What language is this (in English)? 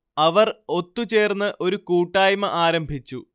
Malayalam